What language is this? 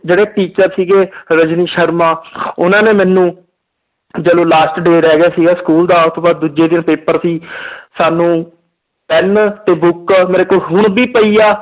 Punjabi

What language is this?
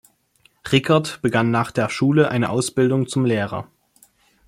German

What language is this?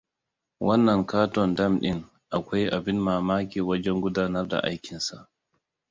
Hausa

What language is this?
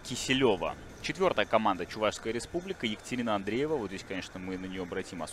Russian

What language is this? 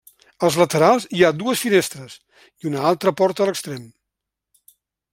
Catalan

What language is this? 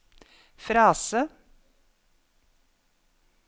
Norwegian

